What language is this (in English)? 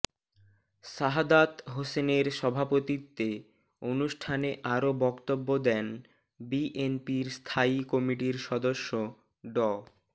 Bangla